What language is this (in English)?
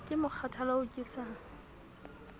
Southern Sotho